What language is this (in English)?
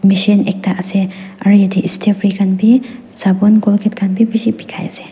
Naga Pidgin